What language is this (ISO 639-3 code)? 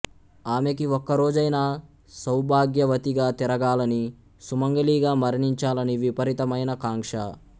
tel